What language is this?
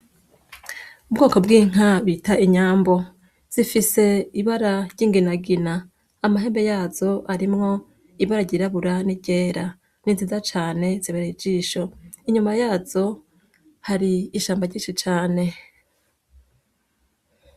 Rundi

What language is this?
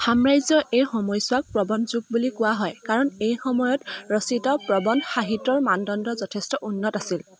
Assamese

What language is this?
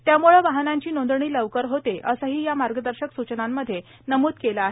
Marathi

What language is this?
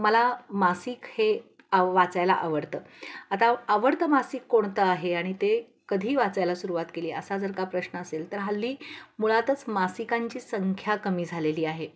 Marathi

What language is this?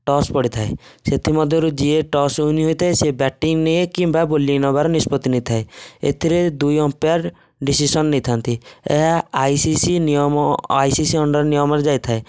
Odia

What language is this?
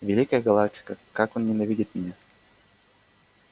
Russian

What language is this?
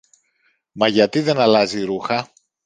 Greek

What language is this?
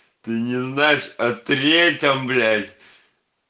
Russian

